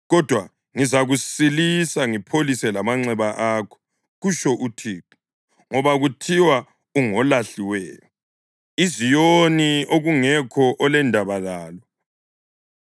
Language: North Ndebele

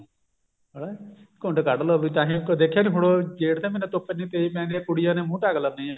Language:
Punjabi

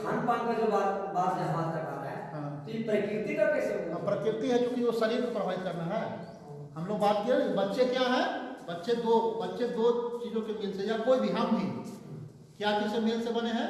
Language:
Hindi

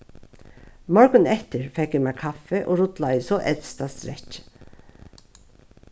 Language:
Faroese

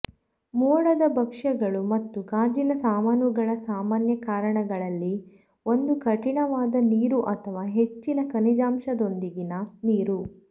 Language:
Kannada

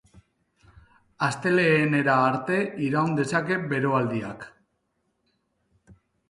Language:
Basque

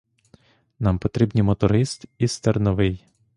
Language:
Ukrainian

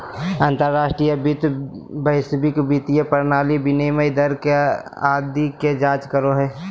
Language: Magahi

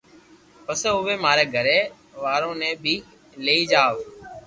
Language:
Loarki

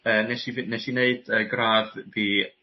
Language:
Welsh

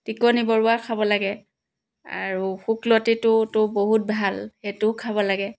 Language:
Assamese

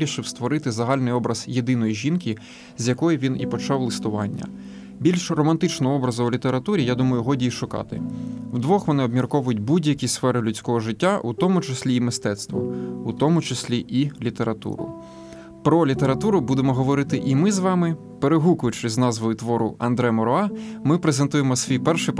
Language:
Ukrainian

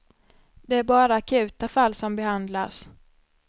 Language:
Swedish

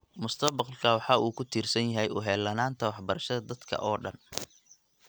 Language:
Somali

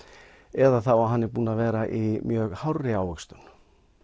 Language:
Icelandic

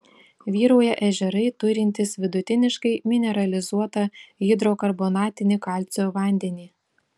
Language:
Lithuanian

